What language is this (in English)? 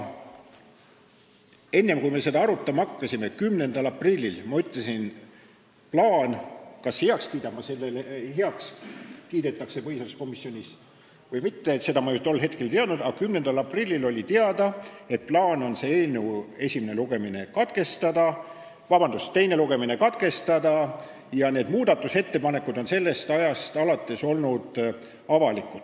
Estonian